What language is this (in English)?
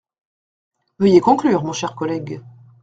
French